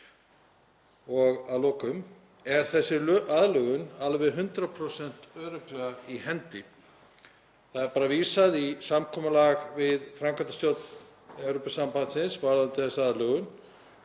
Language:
Icelandic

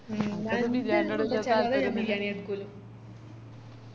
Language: Malayalam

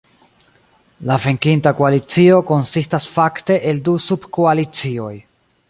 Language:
Esperanto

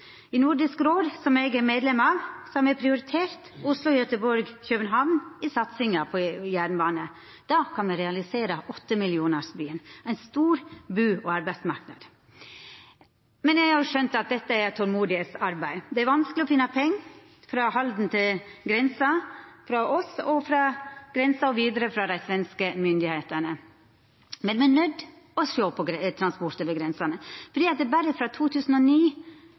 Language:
Norwegian Nynorsk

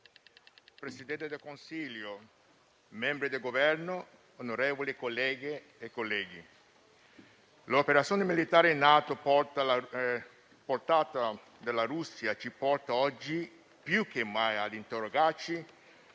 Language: Italian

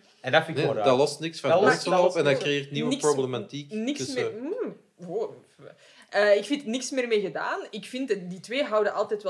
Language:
Dutch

